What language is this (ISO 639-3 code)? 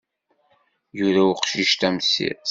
kab